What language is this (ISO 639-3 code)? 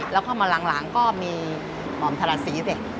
tha